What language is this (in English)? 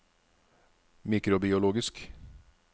Norwegian